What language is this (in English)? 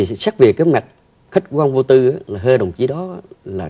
Vietnamese